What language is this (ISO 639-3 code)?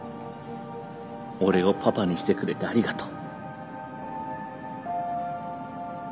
jpn